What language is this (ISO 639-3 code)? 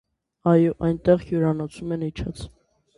hye